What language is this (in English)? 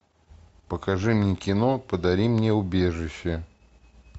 Russian